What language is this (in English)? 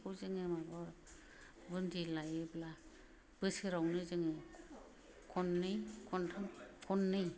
Bodo